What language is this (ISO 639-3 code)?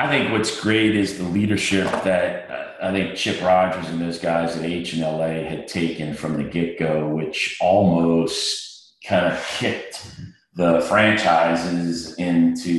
eng